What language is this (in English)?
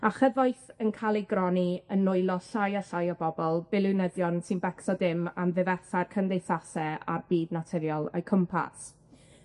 Welsh